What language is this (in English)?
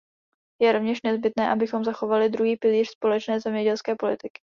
Czech